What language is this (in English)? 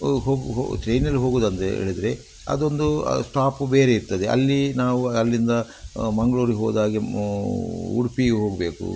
Kannada